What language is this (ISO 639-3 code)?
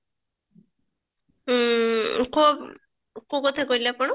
ori